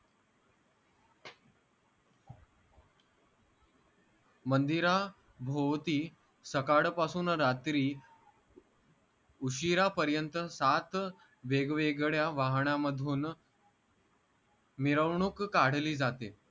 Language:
Marathi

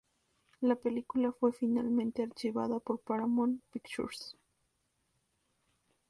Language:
Spanish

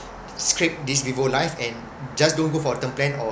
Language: English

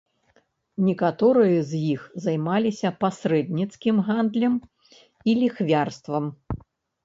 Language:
Belarusian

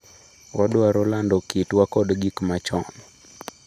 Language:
Luo (Kenya and Tanzania)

